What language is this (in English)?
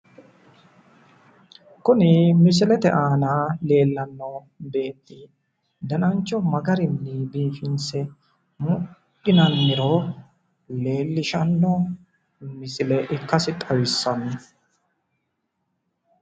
Sidamo